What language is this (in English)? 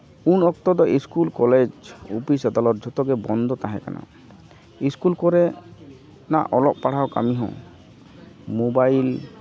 Santali